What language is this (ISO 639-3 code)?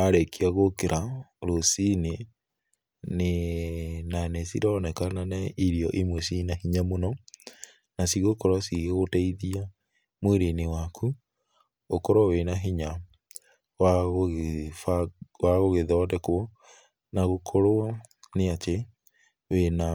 kik